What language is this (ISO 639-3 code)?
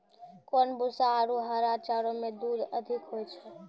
mai